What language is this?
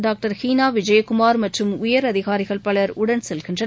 Tamil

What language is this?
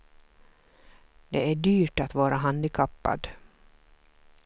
Swedish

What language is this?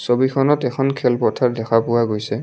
Assamese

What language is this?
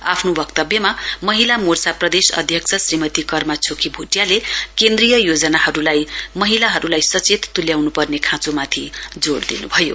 Nepali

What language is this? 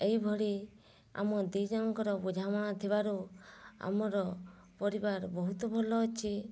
Odia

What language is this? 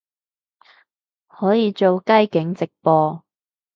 Cantonese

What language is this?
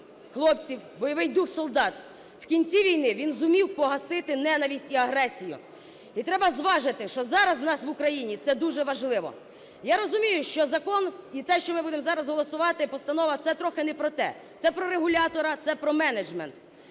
Ukrainian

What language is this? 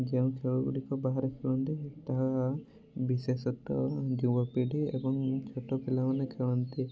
Odia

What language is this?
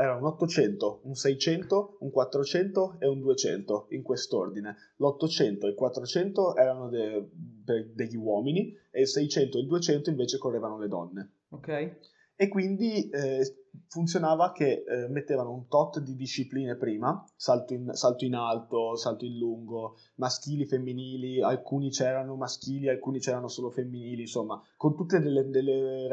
Italian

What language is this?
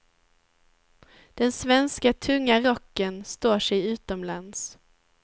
Swedish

